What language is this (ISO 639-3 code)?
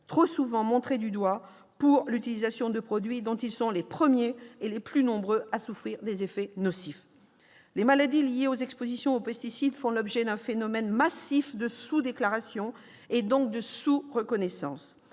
fra